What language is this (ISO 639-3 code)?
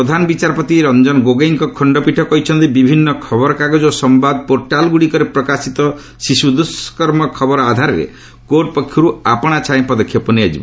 ori